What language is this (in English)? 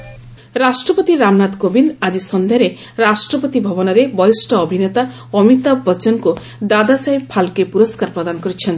Odia